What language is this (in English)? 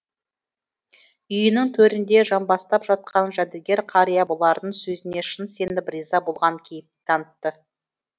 Kazakh